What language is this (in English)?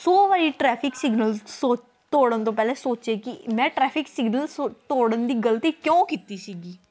Punjabi